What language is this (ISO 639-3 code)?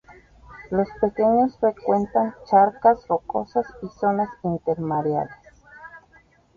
spa